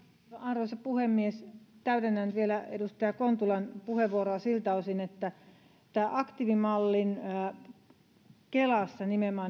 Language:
Finnish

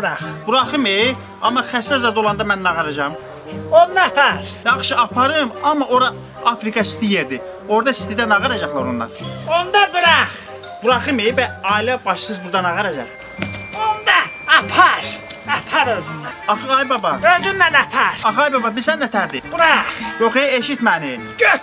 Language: Turkish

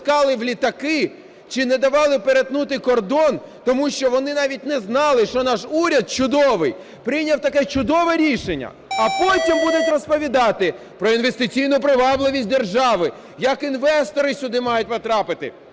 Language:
Ukrainian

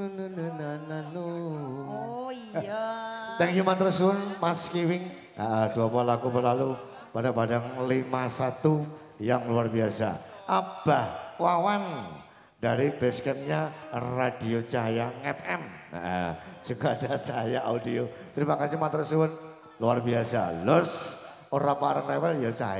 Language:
Indonesian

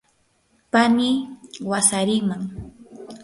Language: Yanahuanca Pasco Quechua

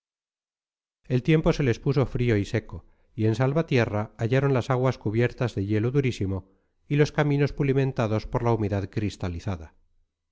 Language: Spanish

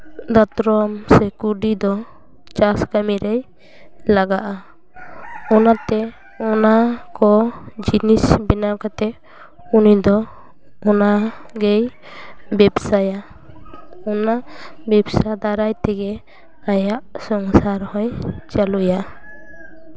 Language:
Santali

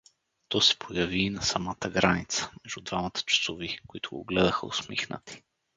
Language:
Bulgarian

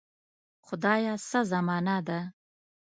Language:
Pashto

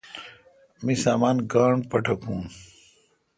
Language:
Kalkoti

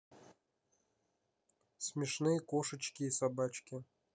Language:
Russian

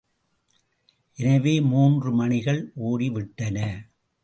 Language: Tamil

